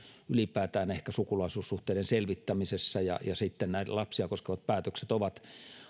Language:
Finnish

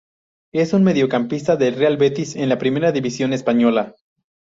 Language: Spanish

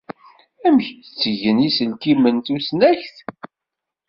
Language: Kabyle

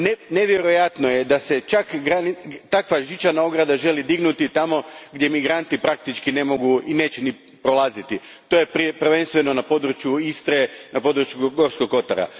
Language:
Croatian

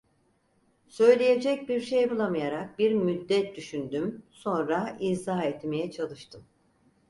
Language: Turkish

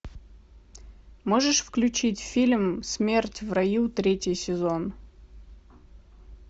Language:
Russian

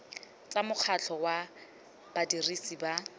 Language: Tswana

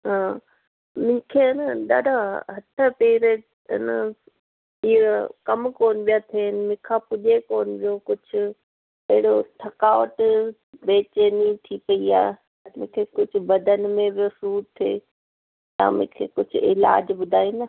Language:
Sindhi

